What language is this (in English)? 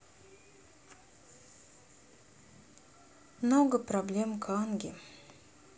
Russian